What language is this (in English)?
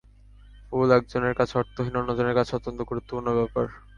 Bangla